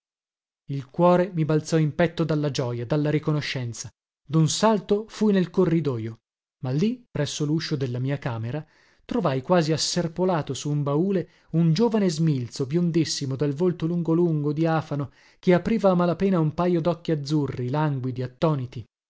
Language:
Italian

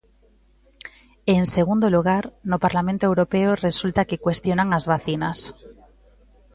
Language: Galician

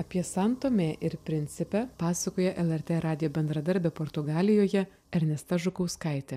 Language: Lithuanian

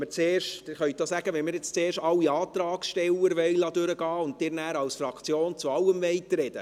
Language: Swiss German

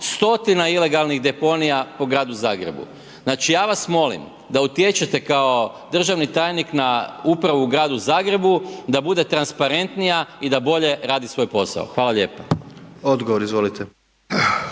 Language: Croatian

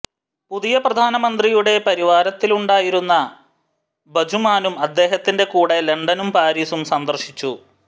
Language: Malayalam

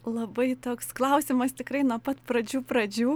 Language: Lithuanian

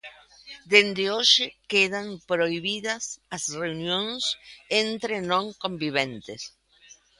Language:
Galician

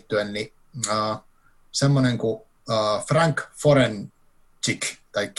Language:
Finnish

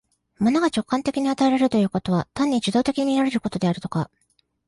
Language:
Japanese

